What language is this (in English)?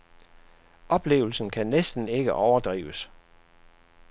Danish